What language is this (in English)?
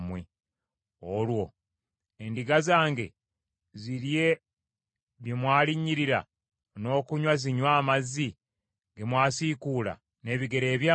Ganda